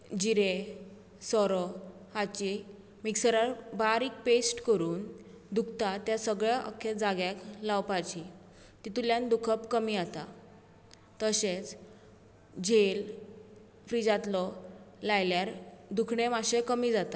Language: Konkani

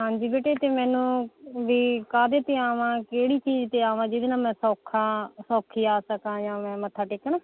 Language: Punjabi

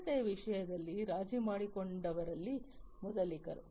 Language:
Kannada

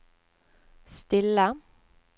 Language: Norwegian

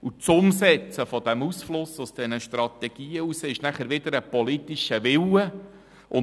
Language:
Swiss German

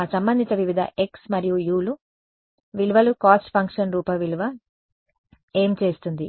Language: Telugu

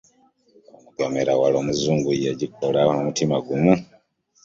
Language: Ganda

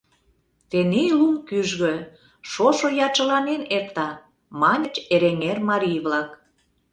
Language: Mari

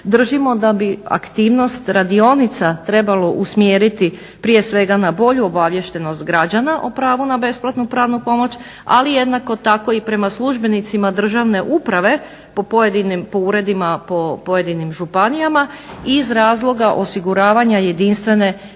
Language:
Croatian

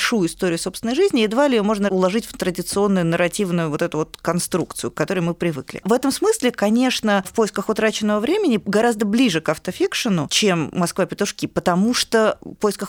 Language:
Russian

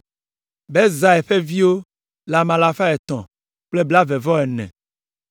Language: Ewe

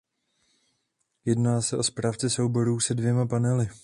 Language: Czech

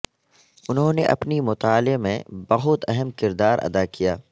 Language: Urdu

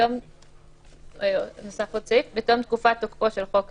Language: Hebrew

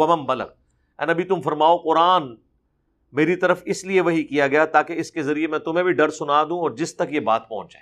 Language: Urdu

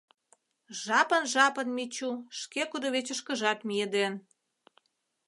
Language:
Mari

